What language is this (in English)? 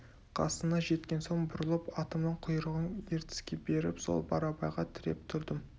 Kazakh